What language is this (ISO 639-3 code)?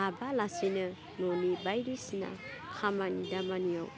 brx